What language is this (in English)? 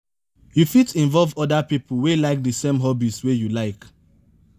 Nigerian Pidgin